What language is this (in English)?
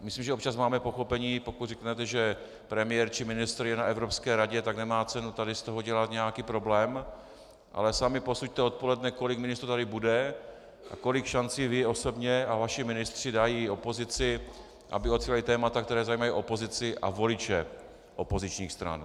Czech